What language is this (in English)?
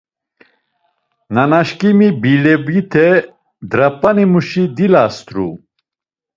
Laz